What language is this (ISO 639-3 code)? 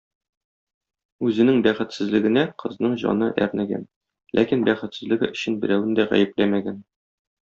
tat